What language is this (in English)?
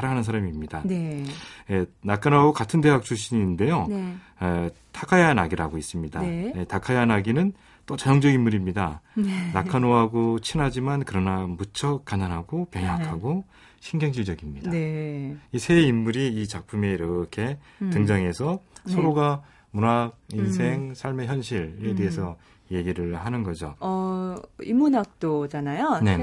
Korean